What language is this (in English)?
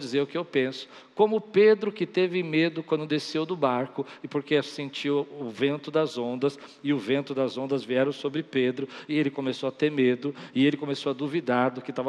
Portuguese